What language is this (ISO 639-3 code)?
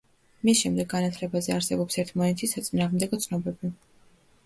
kat